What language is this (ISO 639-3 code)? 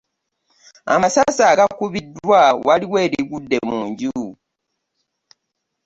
lug